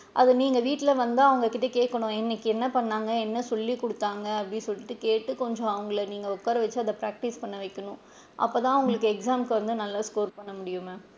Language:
Tamil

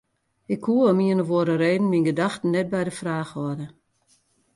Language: Western Frisian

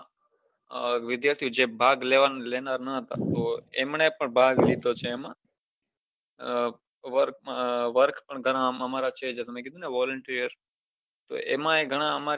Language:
Gujarati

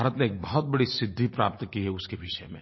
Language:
Hindi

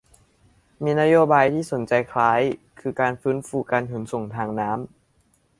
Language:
Thai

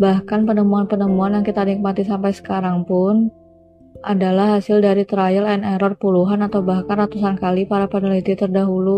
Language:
Indonesian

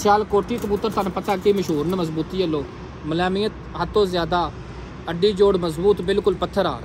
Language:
Punjabi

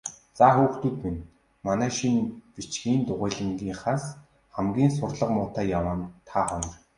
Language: Mongolian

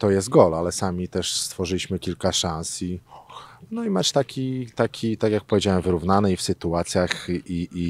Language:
Polish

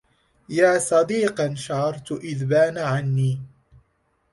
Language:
Arabic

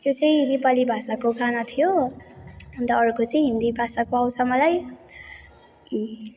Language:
Nepali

